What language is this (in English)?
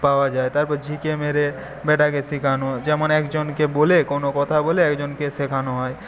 Bangla